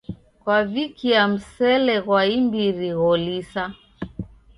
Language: Taita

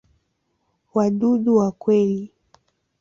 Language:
Swahili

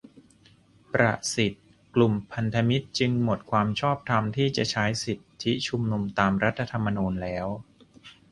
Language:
Thai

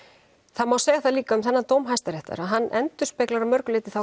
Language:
Icelandic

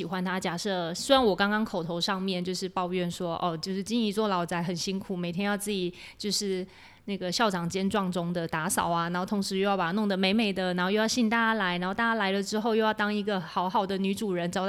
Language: Chinese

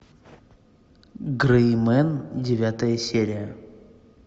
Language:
Russian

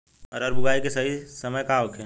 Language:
Bhojpuri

